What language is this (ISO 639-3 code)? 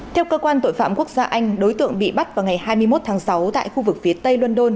vie